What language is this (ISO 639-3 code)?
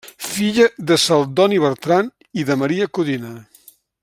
cat